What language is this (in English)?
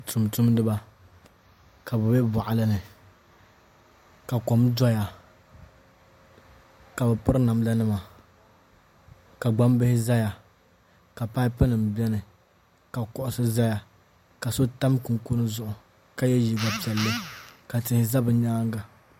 Dagbani